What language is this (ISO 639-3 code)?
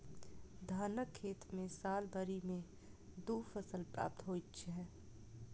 mai